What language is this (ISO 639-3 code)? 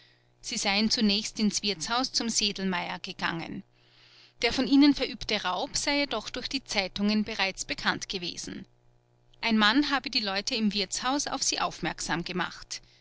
deu